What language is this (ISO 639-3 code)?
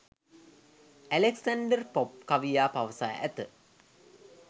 sin